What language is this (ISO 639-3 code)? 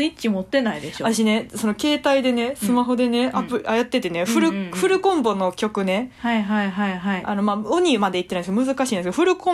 jpn